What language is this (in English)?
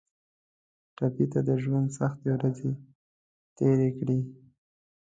Pashto